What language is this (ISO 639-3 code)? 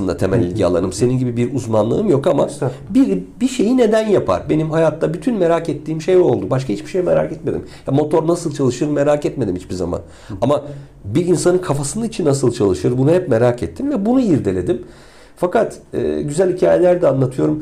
tur